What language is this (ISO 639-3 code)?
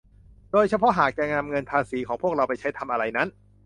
tha